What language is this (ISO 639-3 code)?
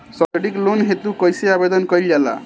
bho